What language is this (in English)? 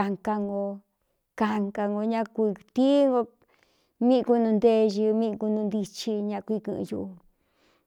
Cuyamecalco Mixtec